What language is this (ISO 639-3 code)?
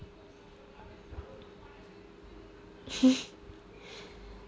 eng